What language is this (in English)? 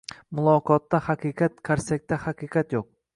Uzbek